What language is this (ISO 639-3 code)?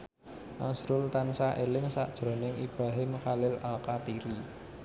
jav